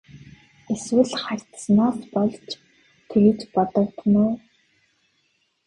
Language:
Mongolian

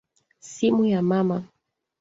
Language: Swahili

